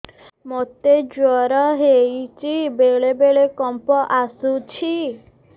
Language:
Odia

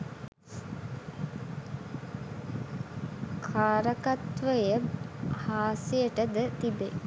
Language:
Sinhala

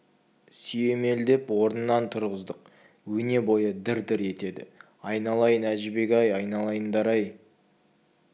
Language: Kazakh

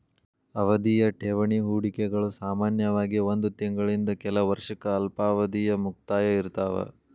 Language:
Kannada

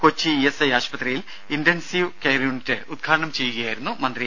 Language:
Malayalam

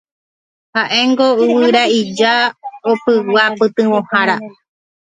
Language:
Guarani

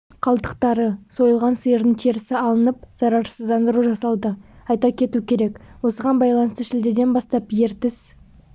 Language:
Kazakh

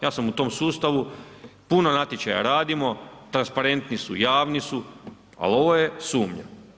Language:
Croatian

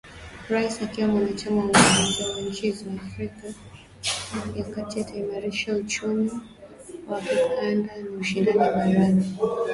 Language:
Swahili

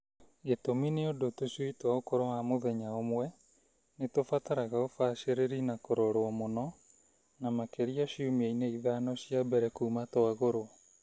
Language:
Kikuyu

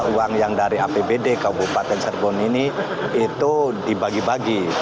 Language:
Indonesian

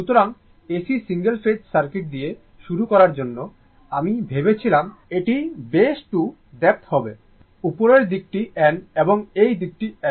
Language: Bangla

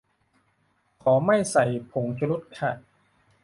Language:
Thai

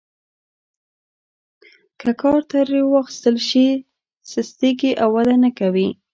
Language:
Pashto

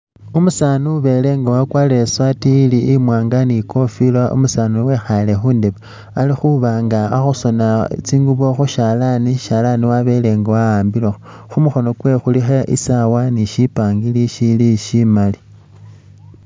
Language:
Masaaba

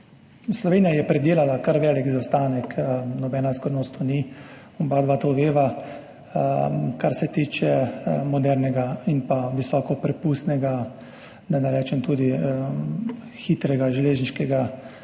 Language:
Slovenian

